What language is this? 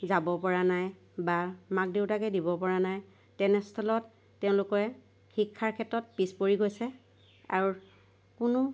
Assamese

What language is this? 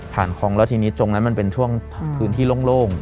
Thai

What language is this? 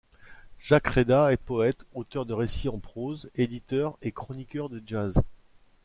French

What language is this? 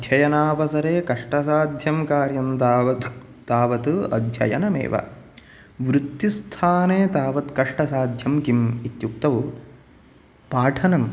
Sanskrit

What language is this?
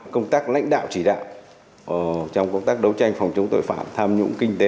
Vietnamese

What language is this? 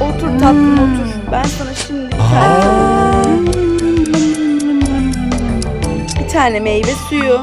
Turkish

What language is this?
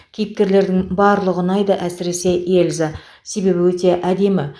Kazakh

